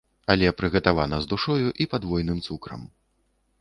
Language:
Belarusian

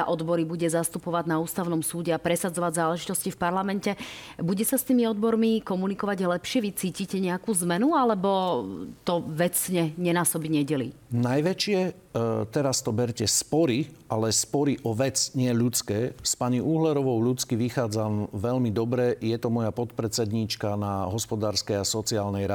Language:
Slovak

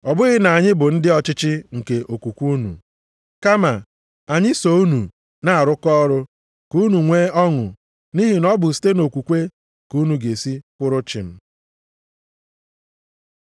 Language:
Igbo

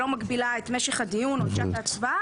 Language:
Hebrew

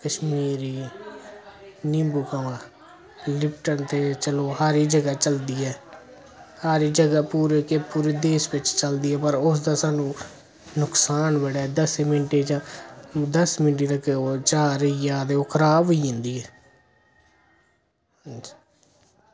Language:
Dogri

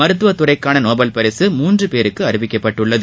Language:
Tamil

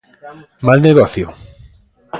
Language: Galician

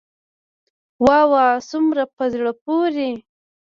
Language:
Pashto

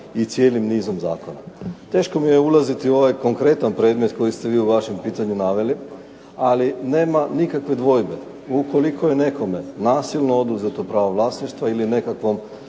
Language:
Croatian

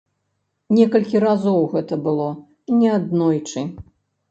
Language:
Belarusian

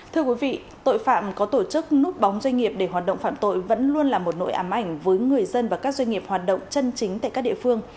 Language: Vietnamese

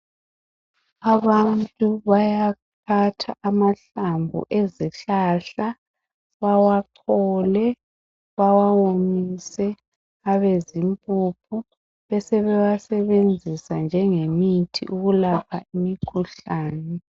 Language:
North Ndebele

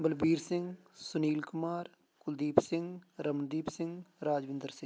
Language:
Punjabi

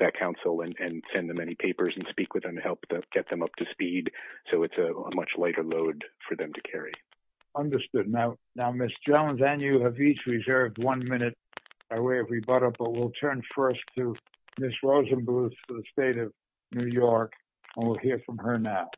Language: English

